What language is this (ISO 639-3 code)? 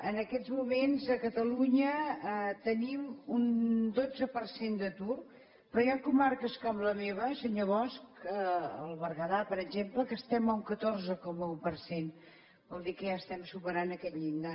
cat